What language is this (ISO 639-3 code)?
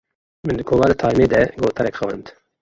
kur